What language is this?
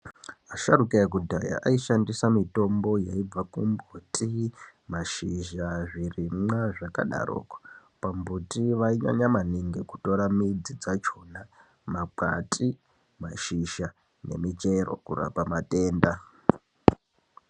Ndau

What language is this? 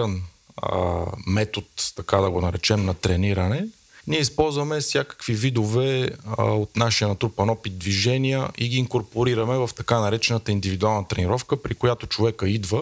Bulgarian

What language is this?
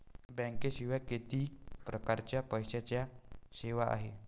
Marathi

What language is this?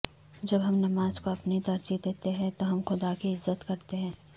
Urdu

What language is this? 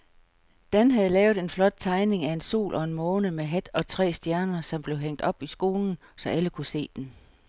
Danish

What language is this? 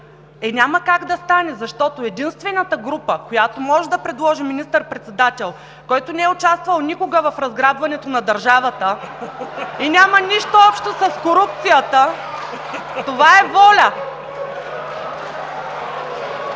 Bulgarian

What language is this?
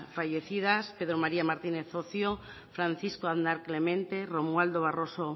Basque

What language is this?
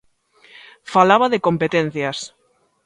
Galician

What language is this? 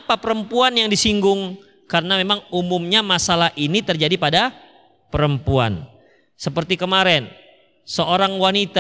Indonesian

